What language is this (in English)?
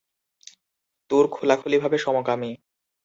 Bangla